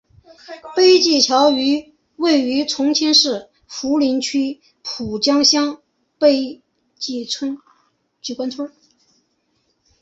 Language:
Chinese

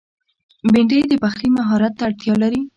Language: Pashto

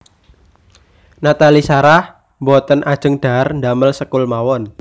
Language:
Javanese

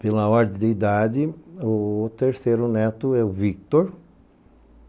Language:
Portuguese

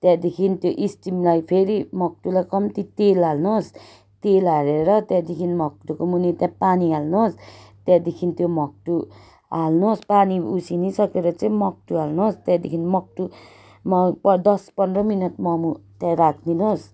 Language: Nepali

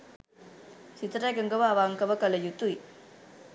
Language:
Sinhala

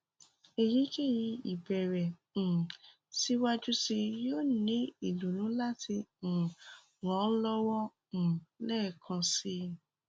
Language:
Yoruba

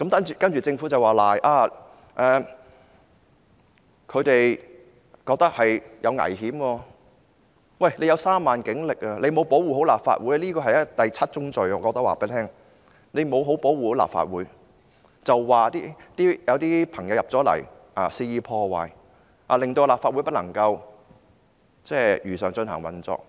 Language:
Cantonese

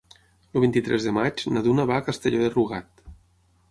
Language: Catalan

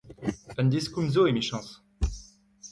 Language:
Breton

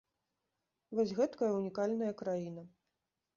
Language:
Belarusian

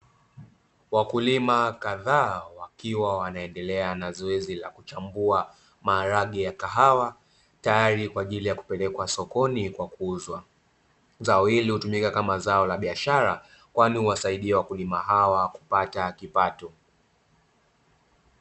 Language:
Swahili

